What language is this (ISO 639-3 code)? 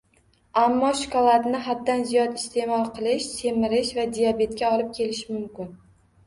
uzb